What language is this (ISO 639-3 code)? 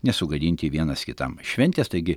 lit